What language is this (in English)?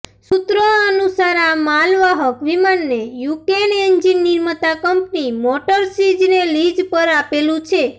Gujarati